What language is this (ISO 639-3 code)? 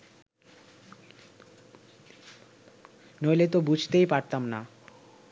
ben